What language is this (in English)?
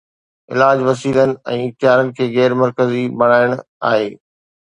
Sindhi